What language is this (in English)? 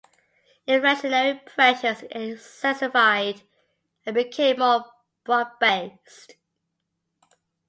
English